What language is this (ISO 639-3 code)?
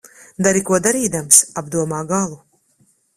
lav